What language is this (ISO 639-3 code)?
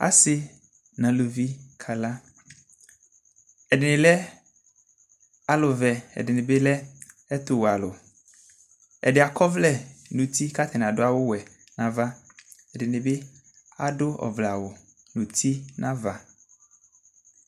kpo